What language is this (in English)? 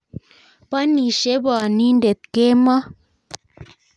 Kalenjin